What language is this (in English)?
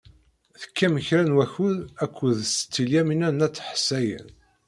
Kabyle